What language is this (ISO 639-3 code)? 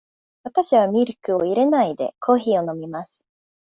jpn